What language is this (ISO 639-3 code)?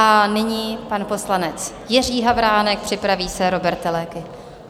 ces